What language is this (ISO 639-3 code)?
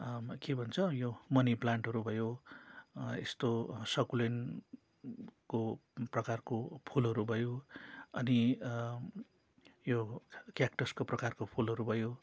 nep